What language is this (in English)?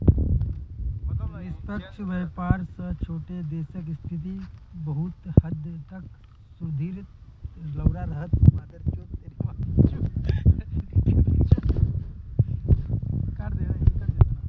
Magahi